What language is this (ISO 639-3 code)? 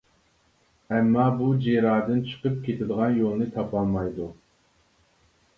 uig